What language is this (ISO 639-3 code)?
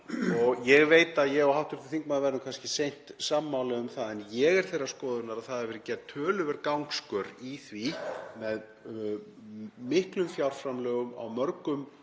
isl